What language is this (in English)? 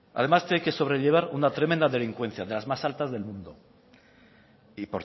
Spanish